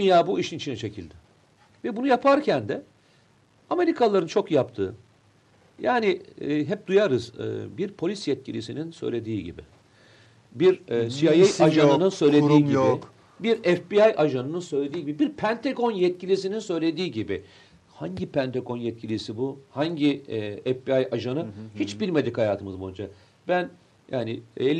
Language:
Turkish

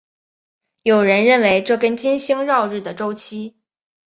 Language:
Chinese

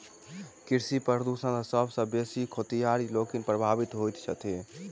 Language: Maithili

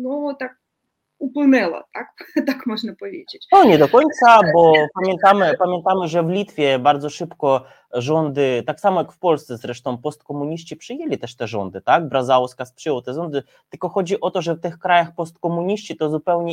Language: Polish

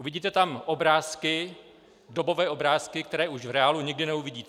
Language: Czech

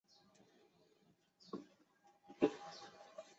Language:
Chinese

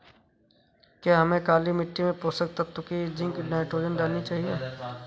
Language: Hindi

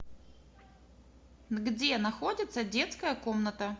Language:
Russian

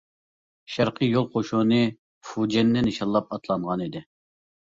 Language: Uyghur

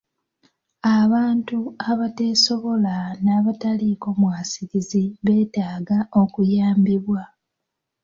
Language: Ganda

